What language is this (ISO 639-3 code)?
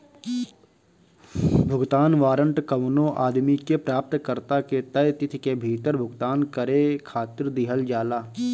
bho